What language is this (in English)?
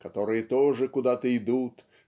Russian